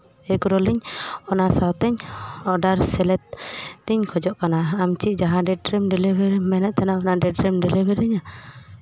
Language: Santali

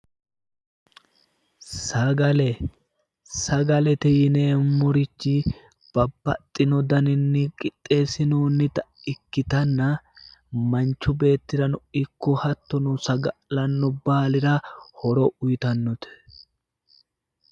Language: Sidamo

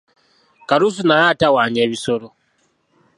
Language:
Ganda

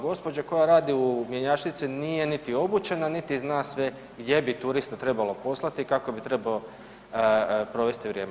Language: Croatian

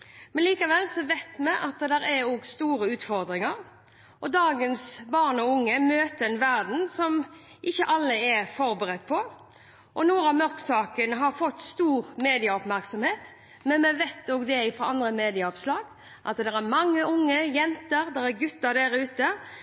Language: Norwegian Bokmål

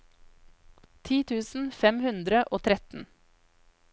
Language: Norwegian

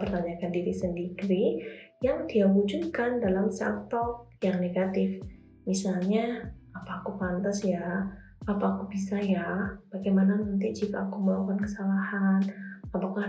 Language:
Indonesian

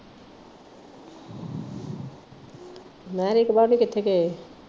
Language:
Punjabi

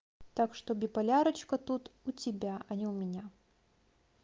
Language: Russian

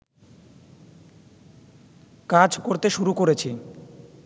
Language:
Bangla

